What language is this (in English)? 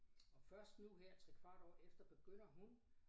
Danish